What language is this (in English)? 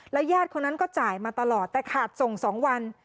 Thai